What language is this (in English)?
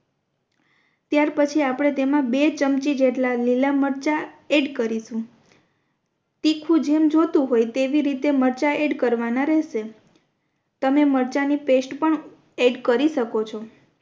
Gujarati